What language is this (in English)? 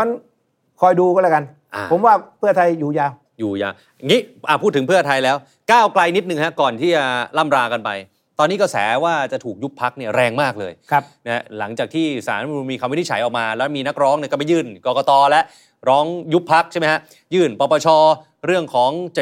Thai